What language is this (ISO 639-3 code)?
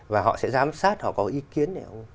vie